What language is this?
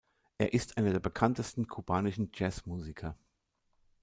German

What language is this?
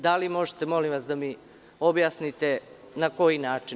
Serbian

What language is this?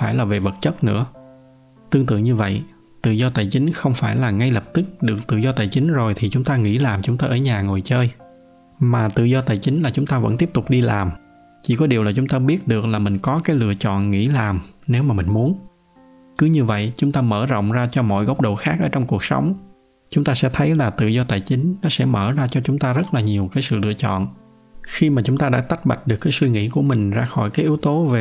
Vietnamese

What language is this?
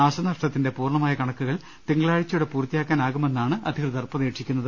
Malayalam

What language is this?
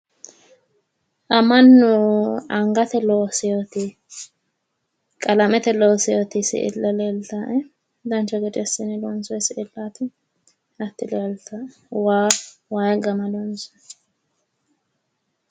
Sidamo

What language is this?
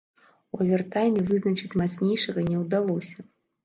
Belarusian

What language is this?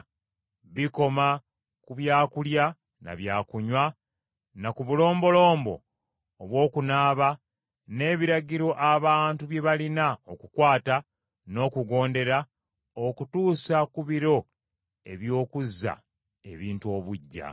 Ganda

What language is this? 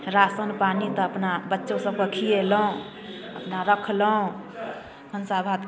Maithili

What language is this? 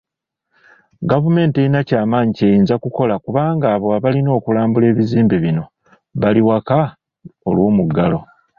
Ganda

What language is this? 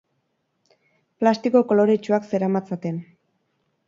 Basque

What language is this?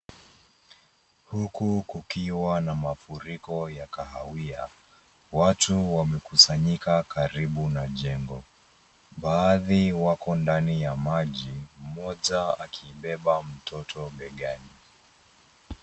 Swahili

